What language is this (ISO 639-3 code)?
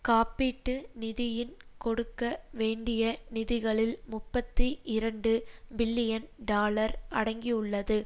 tam